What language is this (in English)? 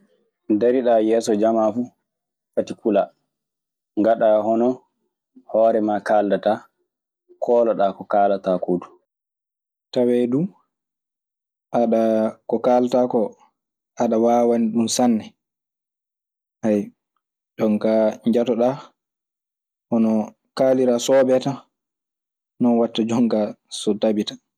Maasina Fulfulde